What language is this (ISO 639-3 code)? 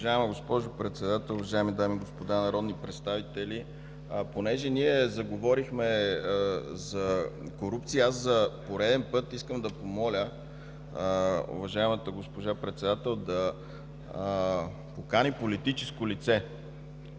bul